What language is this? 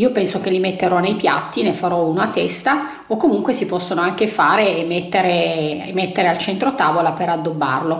Italian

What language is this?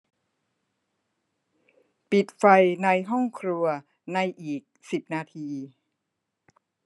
Thai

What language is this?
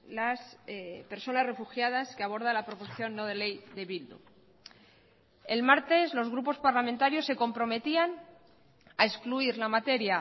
Spanish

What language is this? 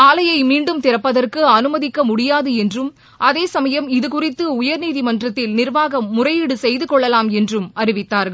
Tamil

